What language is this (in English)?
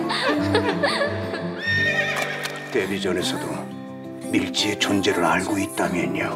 Korean